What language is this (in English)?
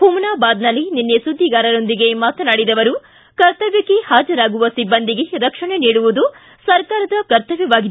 Kannada